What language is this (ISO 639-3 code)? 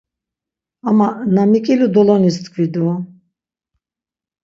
lzz